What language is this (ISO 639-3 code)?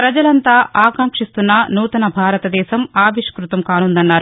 tel